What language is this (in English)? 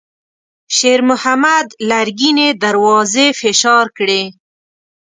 Pashto